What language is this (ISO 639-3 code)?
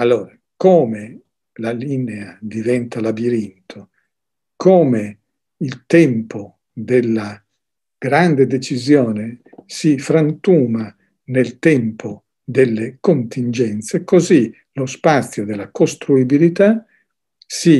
ita